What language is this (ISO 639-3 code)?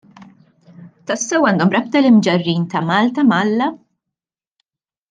mlt